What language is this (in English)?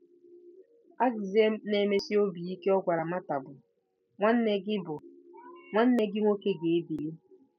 Igbo